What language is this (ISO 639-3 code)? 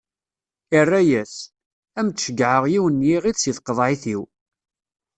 kab